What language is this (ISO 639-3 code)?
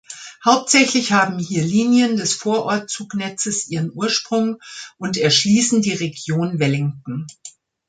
deu